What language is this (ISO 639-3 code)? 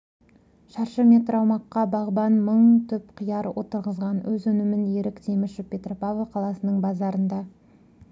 kaz